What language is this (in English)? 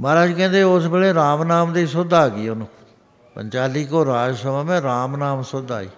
Punjabi